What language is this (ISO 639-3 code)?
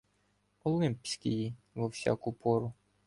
ukr